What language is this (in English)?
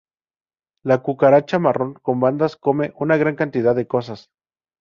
Spanish